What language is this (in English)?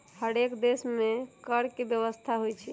Magahi